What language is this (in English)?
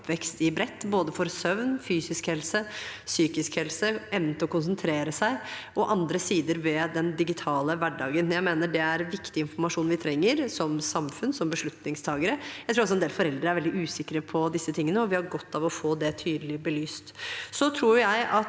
Norwegian